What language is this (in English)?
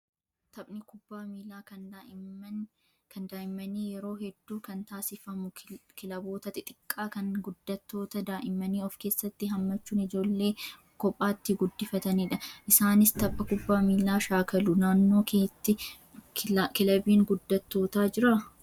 Oromo